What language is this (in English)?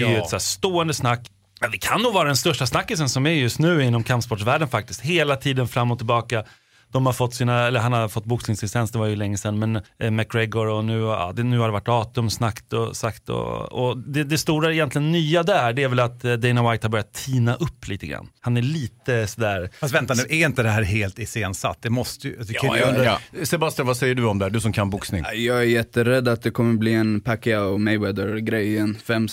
Swedish